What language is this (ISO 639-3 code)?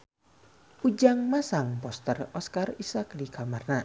sun